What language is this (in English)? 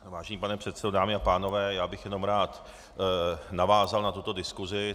Czech